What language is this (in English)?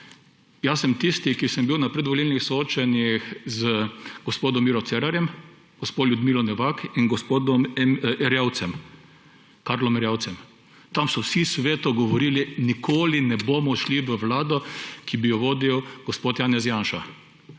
Slovenian